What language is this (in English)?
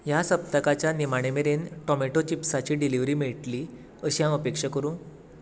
Konkani